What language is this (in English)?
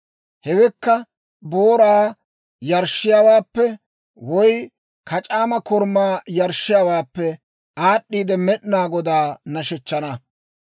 Dawro